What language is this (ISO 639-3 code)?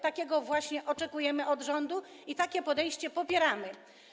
pol